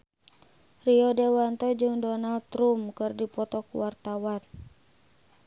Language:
Sundanese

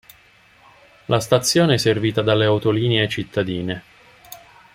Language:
Italian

